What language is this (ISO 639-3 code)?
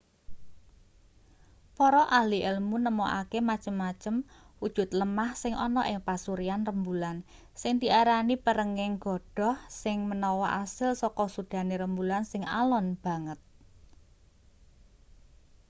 jav